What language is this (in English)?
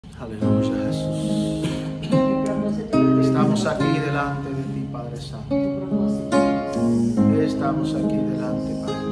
Romanian